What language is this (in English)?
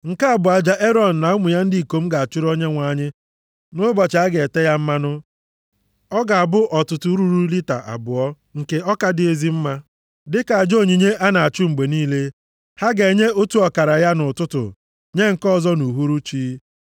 Igbo